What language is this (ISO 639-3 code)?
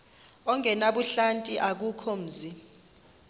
xho